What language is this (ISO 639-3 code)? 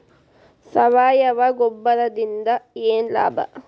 kan